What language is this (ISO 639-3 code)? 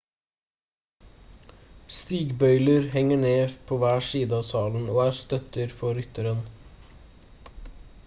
nob